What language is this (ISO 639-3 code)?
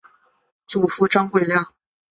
zho